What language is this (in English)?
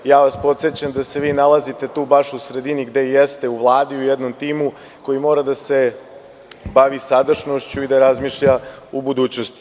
Serbian